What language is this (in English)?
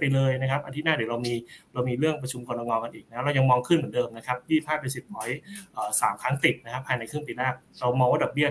Thai